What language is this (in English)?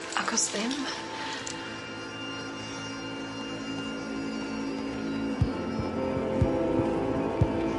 Welsh